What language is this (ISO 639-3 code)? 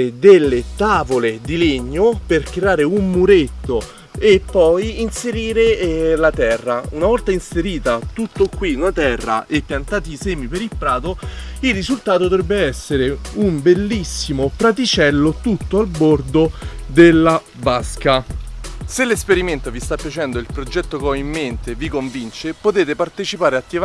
ita